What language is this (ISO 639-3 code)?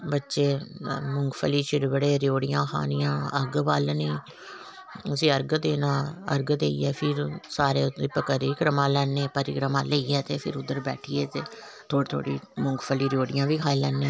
doi